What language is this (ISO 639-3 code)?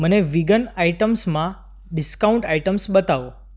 guj